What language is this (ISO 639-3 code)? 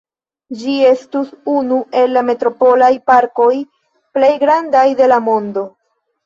epo